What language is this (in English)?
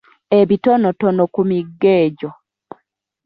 Ganda